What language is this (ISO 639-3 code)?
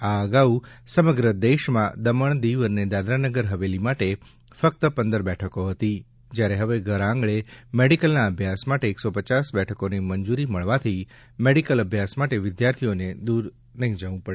guj